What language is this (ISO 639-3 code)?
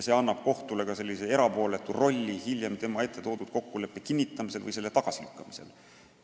est